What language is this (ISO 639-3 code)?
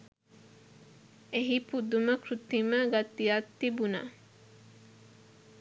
sin